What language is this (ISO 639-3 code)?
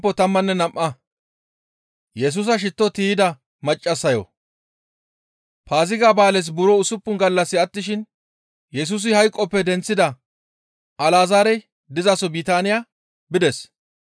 gmv